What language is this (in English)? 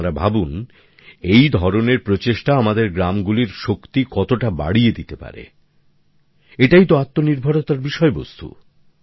Bangla